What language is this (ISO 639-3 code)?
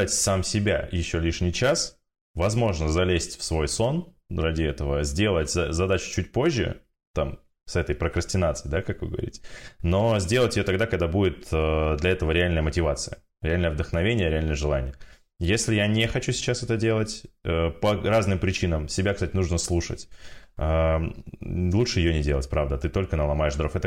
rus